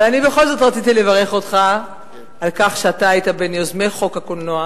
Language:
Hebrew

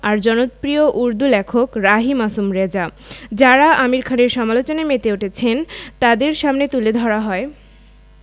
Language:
Bangla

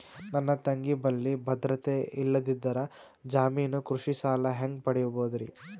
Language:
Kannada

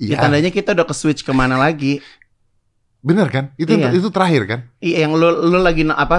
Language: Indonesian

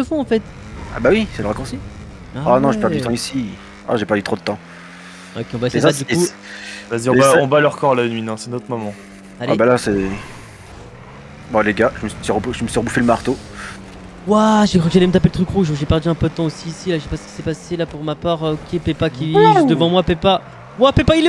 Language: French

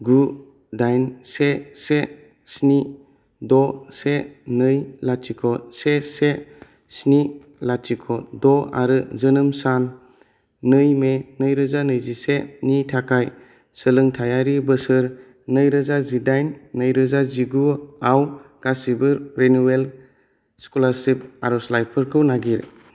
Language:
Bodo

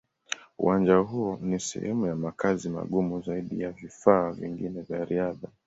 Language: Swahili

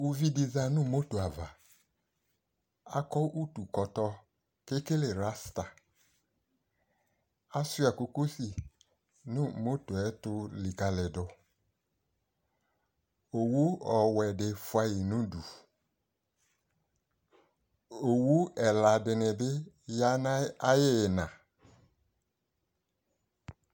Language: Ikposo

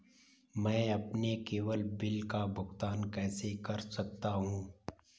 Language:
Hindi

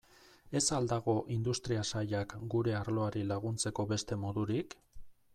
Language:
Basque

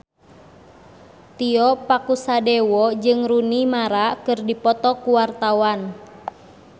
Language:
Sundanese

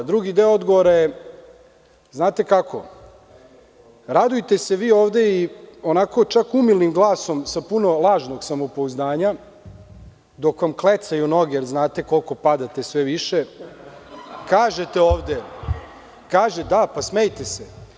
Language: Serbian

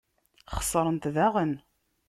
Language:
Kabyle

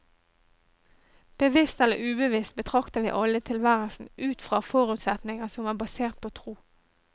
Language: Norwegian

